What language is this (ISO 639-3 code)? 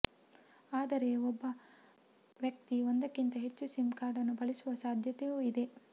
kan